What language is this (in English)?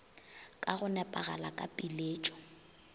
Northern Sotho